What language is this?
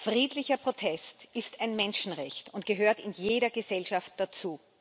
German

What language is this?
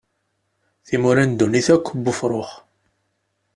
Kabyle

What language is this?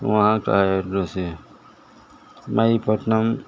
Urdu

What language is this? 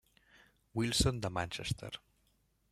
Catalan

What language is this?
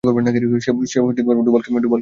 Bangla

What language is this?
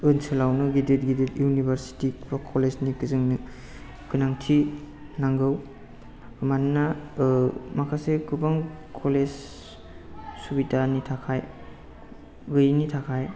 Bodo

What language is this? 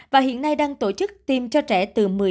Vietnamese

